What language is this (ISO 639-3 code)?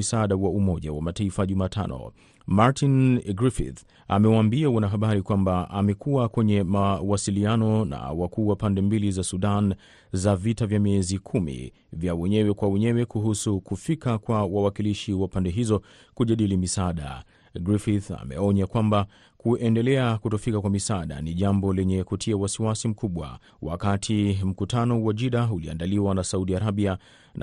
swa